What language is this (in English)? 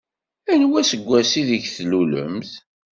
Kabyle